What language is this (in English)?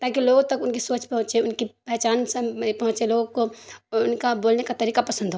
Urdu